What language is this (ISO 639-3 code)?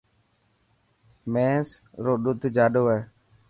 mki